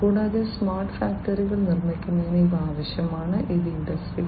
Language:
Malayalam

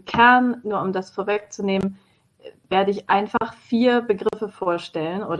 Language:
German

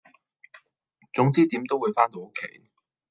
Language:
Cantonese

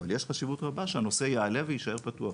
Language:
Hebrew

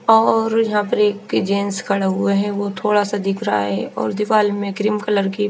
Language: Hindi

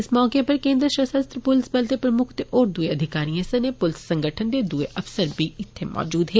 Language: Dogri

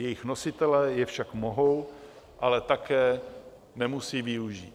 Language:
Czech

